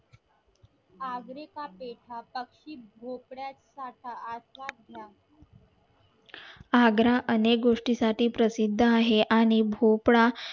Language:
Marathi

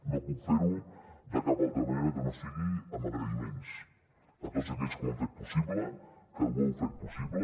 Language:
Catalan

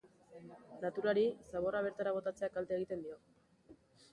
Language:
Basque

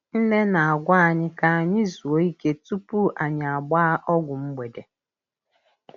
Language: Igbo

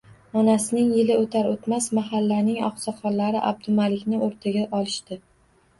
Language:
Uzbek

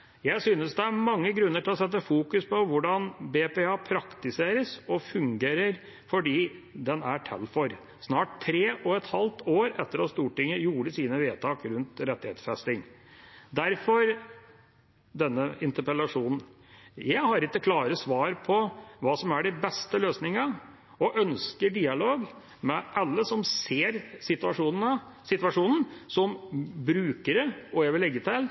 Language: Norwegian Bokmål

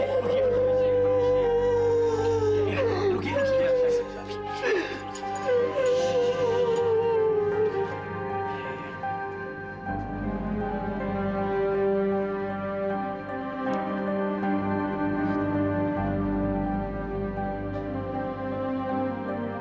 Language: Indonesian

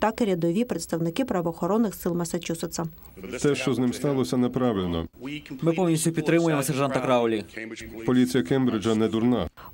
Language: Ukrainian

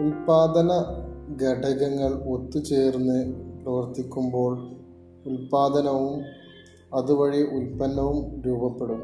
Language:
Malayalam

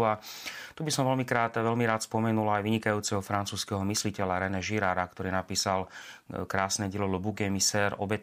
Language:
Slovak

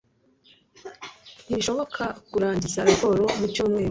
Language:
Kinyarwanda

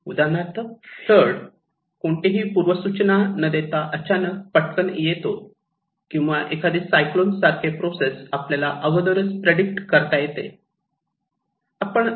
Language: Marathi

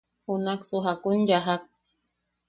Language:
Yaqui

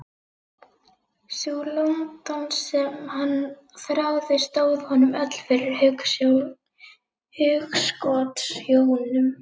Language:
Icelandic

